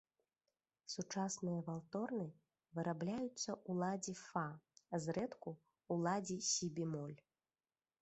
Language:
Belarusian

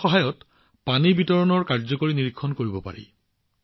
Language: Assamese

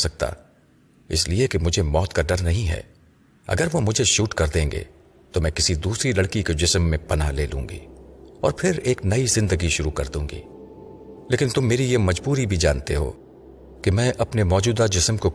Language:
Urdu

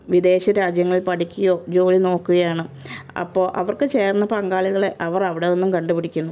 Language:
Malayalam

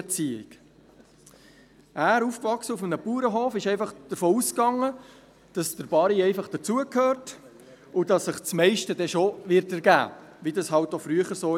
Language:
Swiss German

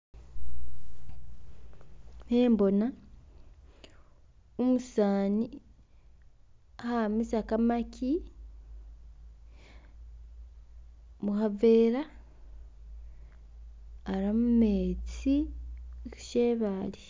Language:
Masaaba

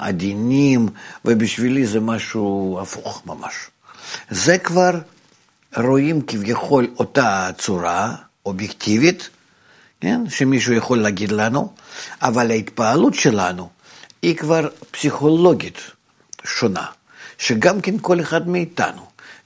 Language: Hebrew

